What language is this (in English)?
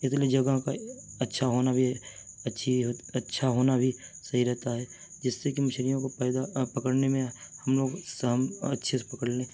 Urdu